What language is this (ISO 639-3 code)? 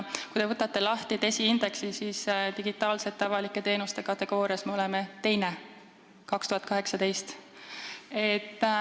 est